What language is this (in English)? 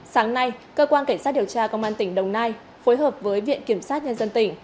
Vietnamese